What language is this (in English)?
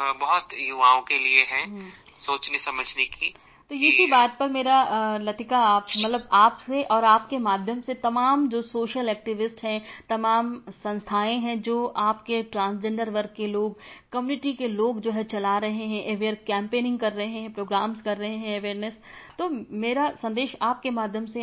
Hindi